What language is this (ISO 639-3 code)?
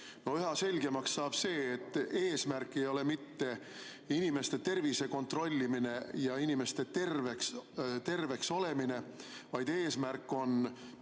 est